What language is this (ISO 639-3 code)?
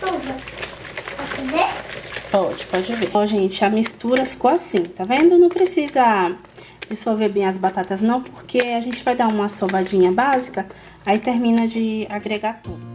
por